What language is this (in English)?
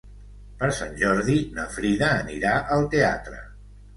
Catalan